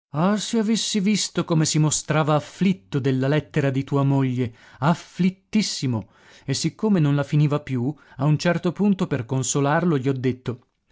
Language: Italian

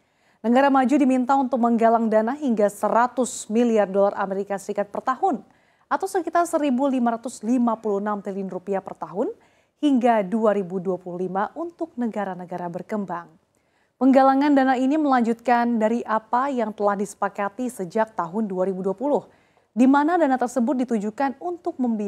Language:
Indonesian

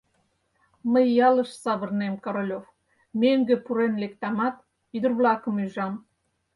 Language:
Mari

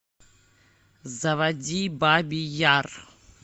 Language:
Russian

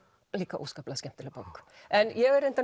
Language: Icelandic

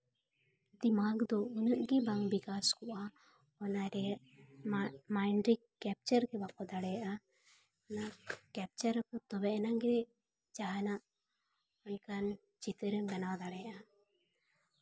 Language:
Santali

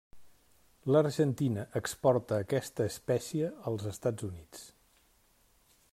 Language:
Catalan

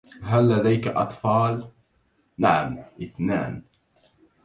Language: Arabic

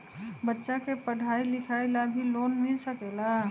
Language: Magahi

